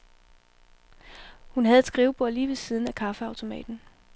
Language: Danish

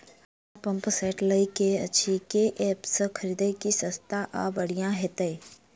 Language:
Maithili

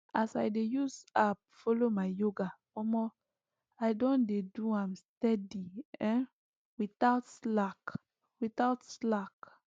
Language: Nigerian Pidgin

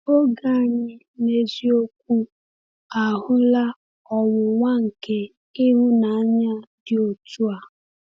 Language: Igbo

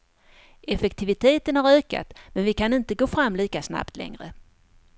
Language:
Swedish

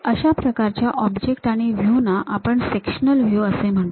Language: Marathi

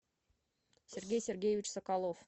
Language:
Russian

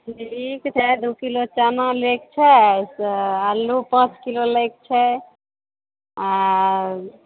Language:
Maithili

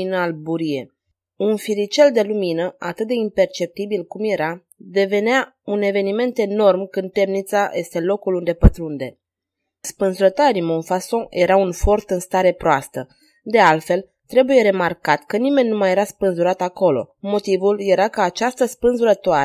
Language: Romanian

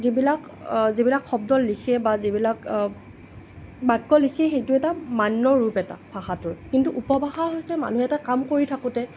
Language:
Assamese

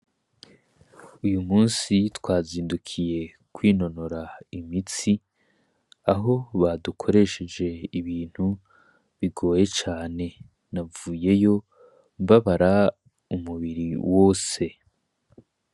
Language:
Rundi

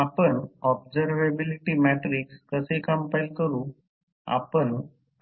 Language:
Marathi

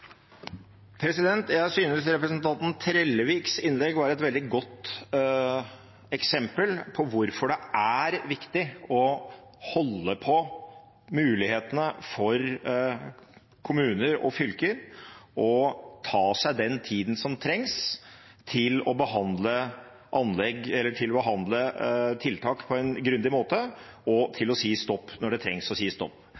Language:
Norwegian Bokmål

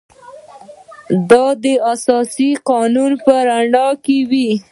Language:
Pashto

